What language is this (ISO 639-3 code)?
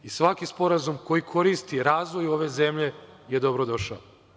srp